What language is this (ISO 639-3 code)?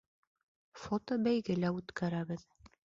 bak